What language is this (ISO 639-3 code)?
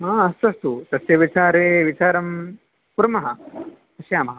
san